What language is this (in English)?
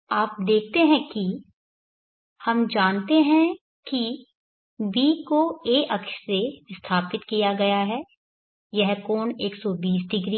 Hindi